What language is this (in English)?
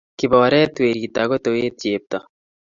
Kalenjin